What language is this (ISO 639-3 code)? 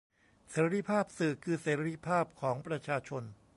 tha